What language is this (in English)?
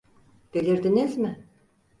Turkish